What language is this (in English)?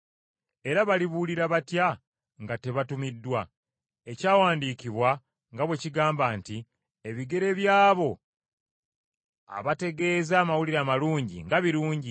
Ganda